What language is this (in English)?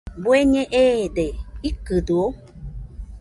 Nüpode Huitoto